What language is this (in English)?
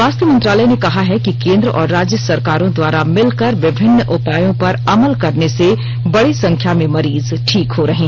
Hindi